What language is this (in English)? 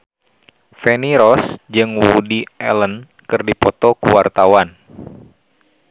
Sundanese